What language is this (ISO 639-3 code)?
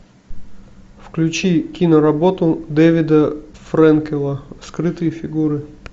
rus